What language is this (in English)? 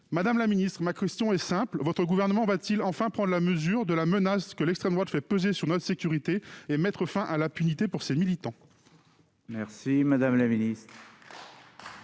French